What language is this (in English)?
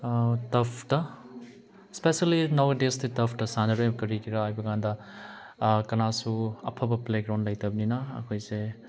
Manipuri